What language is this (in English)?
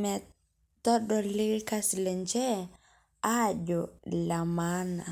Masai